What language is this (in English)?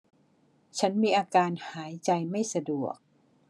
Thai